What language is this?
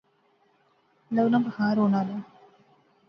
Pahari-Potwari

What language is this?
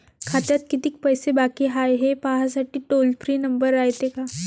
Marathi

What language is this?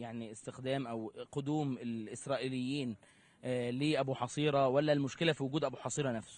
Arabic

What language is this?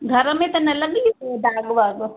Sindhi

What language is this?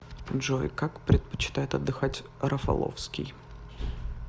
Russian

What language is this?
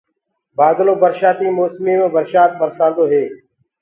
Gurgula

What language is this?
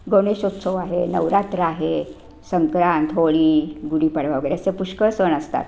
Marathi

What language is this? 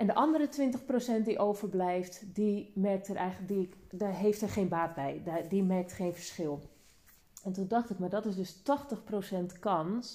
Dutch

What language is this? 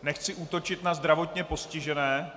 Czech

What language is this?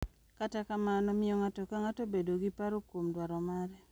Luo (Kenya and Tanzania)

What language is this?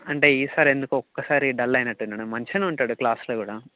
Telugu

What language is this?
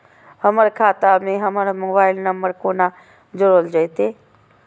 Maithili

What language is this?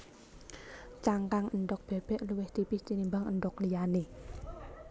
Javanese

